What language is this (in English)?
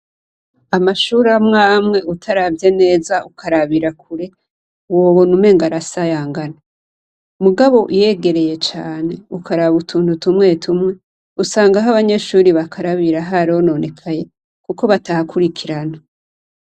Rundi